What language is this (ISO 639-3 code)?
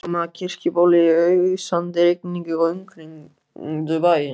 isl